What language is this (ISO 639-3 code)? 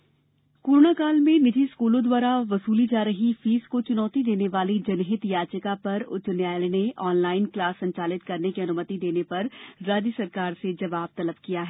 hin